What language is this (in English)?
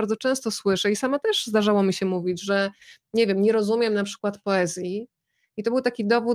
Polish